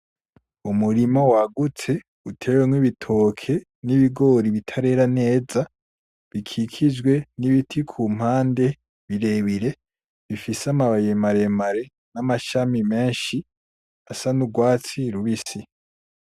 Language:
Rundi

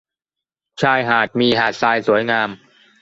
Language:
Thai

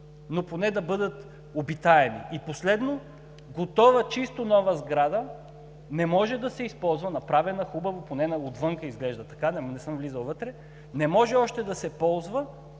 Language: Bulgarian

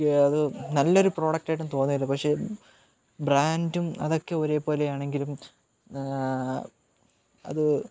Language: Malayalam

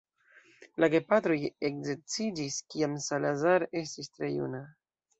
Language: Esperanto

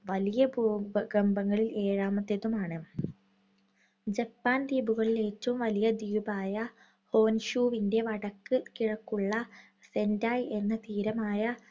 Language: Malayalam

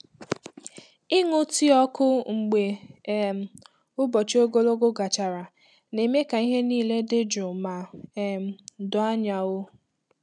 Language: Igbo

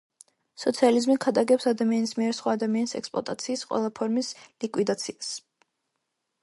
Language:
Georgian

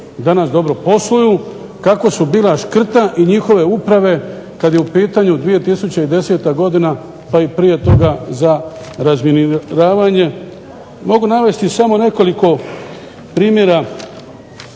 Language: Croatian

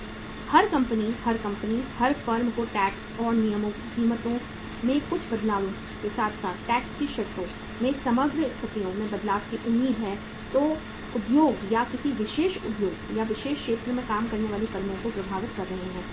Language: Hindi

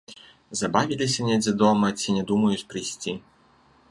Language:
Belarusian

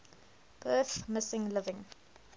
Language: English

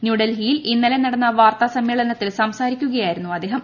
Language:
Malayalam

